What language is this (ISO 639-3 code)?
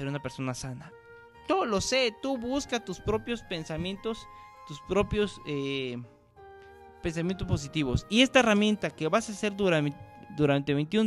spa